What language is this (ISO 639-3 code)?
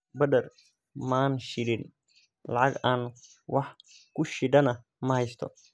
som